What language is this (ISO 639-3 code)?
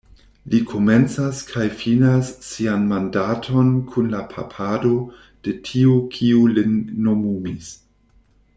epo